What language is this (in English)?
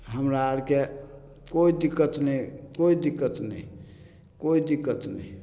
Maithili